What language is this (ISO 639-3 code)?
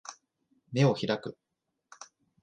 jpn